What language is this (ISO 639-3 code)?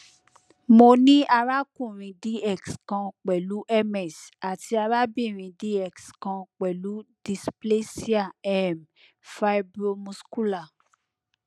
yor